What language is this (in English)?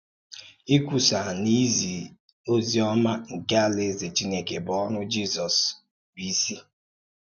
Igbo